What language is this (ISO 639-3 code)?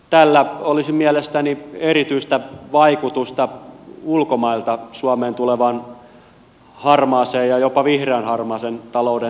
fin